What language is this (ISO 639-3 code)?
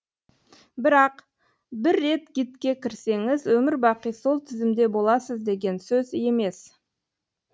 kaz